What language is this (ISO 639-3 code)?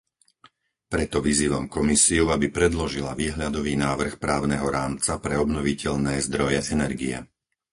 slk